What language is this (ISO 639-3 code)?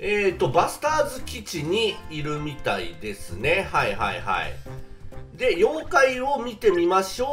jpn